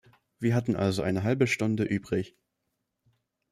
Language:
German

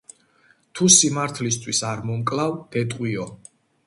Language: Georgian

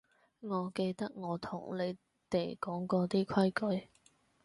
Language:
Cantonese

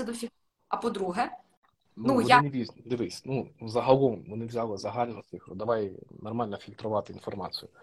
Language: Ukrainian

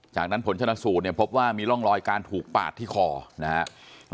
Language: Thai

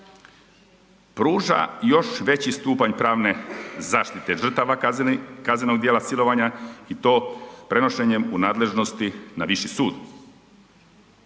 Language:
Croatian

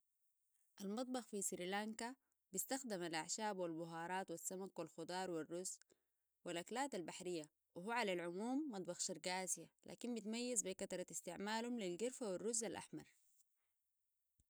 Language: Sudanese Arabic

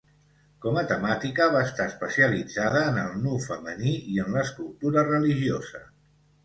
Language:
Catalan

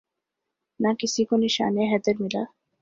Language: Urdu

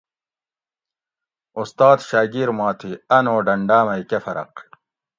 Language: Gawri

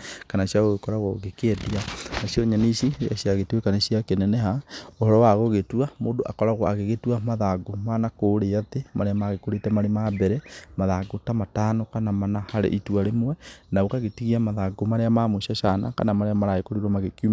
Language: Kikuyu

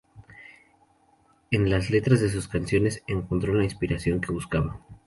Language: Spanish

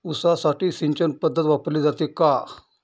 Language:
Marathi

